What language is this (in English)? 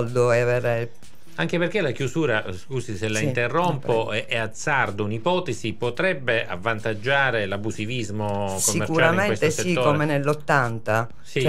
Italian